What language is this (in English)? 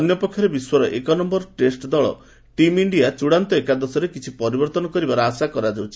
Odia